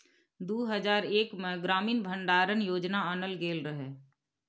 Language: Maithili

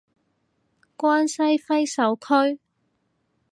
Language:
Cantonese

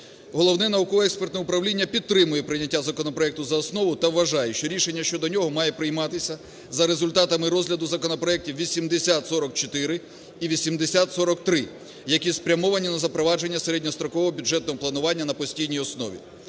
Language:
Ukrainian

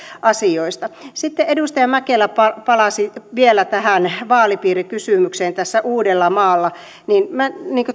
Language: Finnish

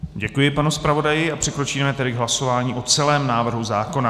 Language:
Czech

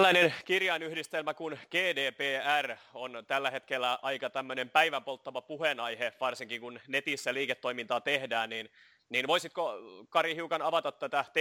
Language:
Finnish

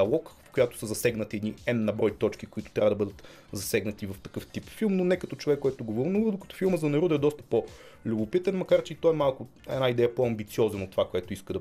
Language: Bulgarian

